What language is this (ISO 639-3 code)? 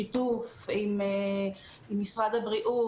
heb